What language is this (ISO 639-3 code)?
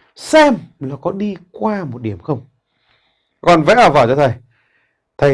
vie